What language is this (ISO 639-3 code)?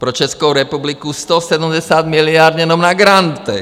ces